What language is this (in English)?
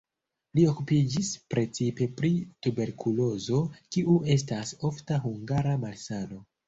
Esperanto